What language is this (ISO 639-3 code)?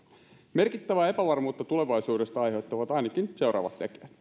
fin